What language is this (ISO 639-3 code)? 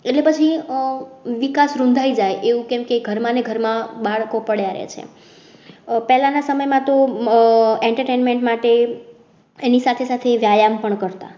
guj